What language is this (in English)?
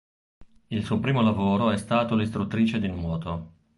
Italian